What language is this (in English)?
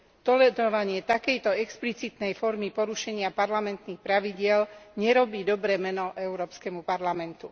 Slovak